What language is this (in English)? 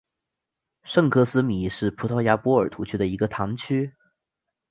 Chinese